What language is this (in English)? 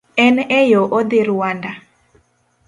Luo (Kenya and Tanzania)